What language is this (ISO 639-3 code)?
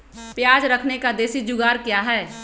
mag